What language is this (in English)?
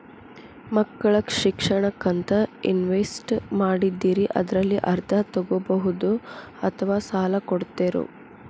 Kannada